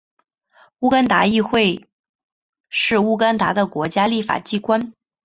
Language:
Chinese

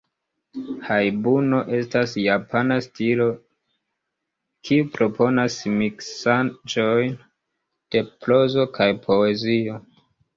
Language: Esperanto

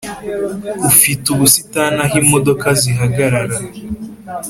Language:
Kinyarwanda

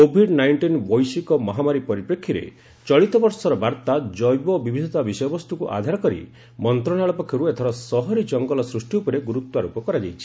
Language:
Odia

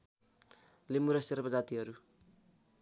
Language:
Nepali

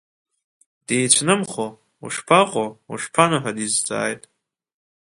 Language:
Abkhazian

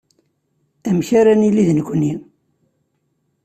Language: Kabyle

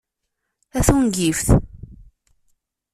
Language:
Kabyle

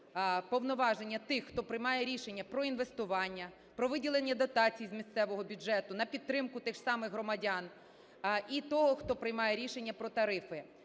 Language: Ukrainian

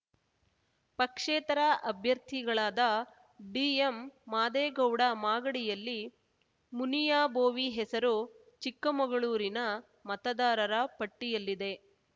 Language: Kannada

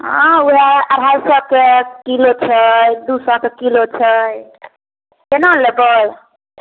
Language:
Maithili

